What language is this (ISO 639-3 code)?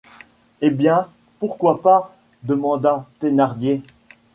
fra